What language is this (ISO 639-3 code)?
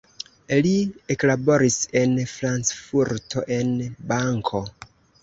epo